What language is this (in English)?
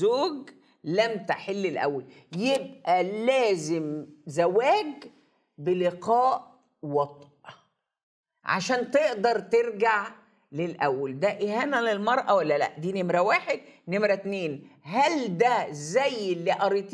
Arabic